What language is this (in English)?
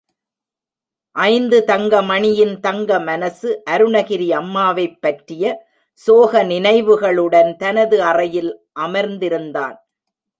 Tamil